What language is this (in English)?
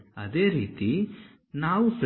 Kannada